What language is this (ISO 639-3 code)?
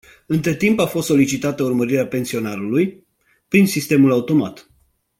ron